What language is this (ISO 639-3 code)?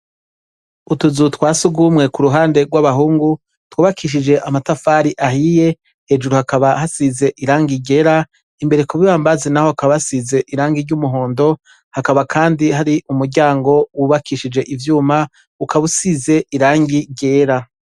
run